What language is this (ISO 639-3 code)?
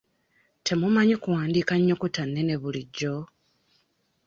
lug